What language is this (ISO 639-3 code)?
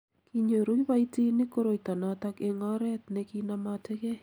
kln